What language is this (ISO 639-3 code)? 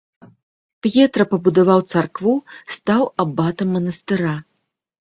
bel